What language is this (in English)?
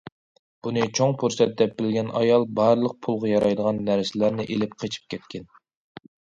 Uyghur